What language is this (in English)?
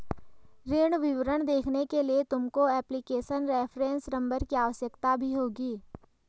Hindi